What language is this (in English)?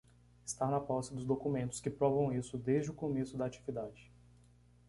Portuguese